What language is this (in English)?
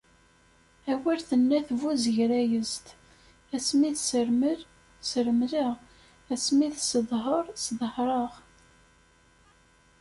Kabyle